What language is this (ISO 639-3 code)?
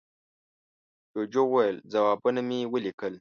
pus